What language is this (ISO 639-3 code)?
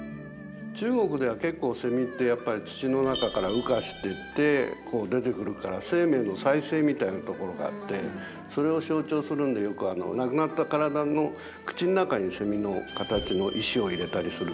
jpn